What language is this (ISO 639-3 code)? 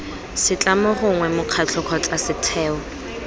tsn